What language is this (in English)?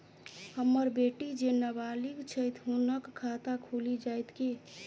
Maithili